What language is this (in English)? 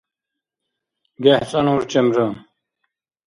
Dargwa